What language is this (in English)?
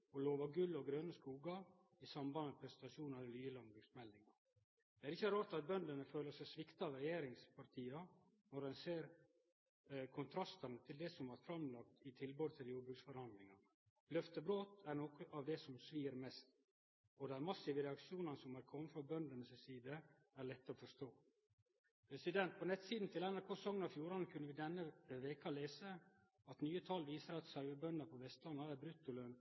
Norwegian Nynorsk